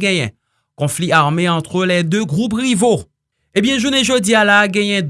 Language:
French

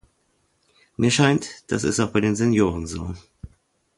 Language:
German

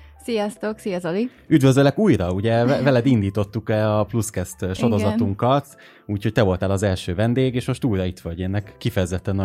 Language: Hungarian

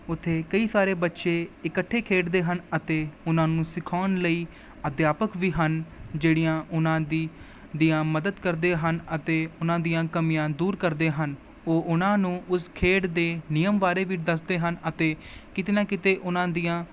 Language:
Punjabi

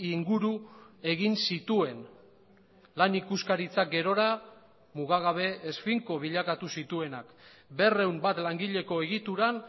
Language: Basque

